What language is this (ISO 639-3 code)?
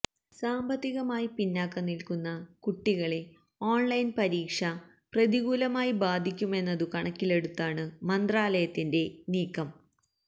mal